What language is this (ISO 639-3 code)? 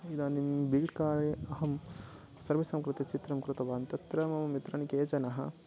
san